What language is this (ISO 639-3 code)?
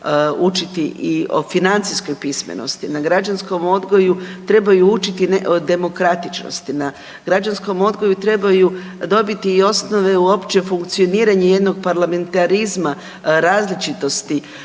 hrv